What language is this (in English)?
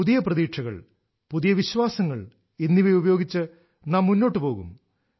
Malayalam